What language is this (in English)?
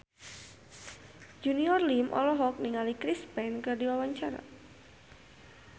Sundanese